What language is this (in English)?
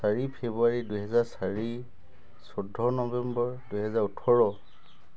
Assamese